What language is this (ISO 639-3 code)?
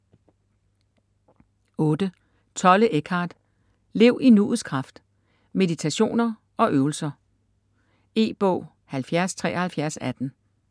dan